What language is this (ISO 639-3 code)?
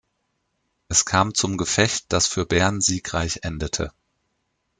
deu